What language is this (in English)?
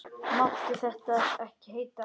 Icelandic